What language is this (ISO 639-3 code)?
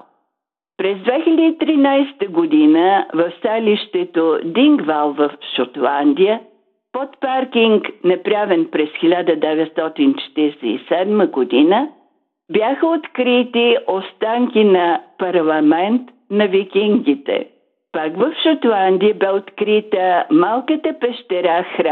bul